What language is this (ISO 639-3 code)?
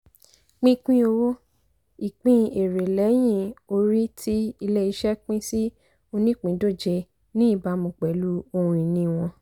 yor